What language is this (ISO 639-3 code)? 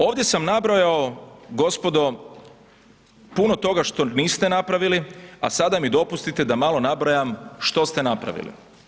hrv